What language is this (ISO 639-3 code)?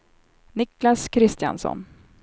swe